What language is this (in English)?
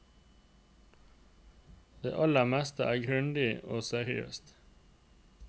Norwegian